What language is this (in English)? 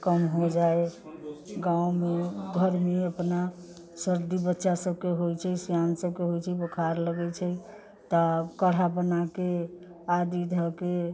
Maithili